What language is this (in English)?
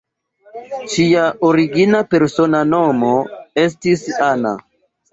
Esperanto